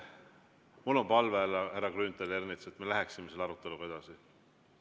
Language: Estonian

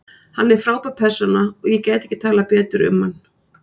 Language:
Icelandic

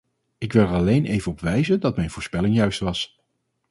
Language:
Dutch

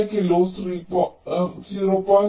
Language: Malayalam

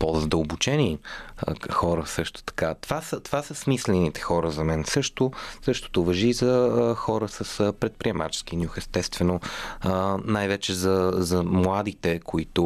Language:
Bulgarian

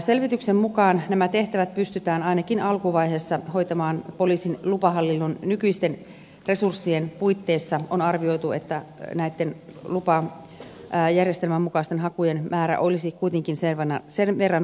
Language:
Finnish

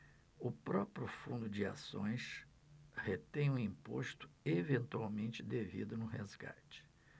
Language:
Portuguese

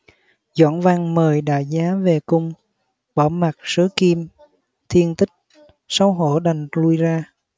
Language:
Vietnamese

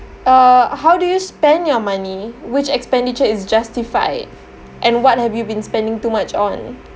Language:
English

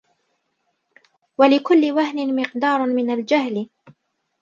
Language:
Arabic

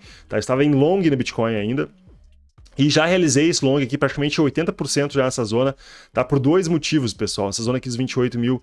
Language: Portuguese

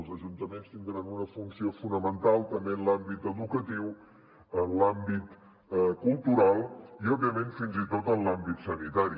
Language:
Catalan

